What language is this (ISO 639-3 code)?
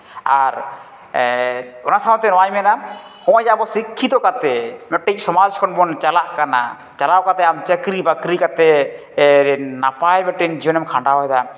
sat